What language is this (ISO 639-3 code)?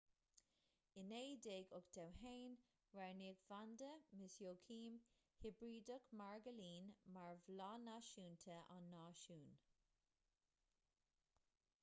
gle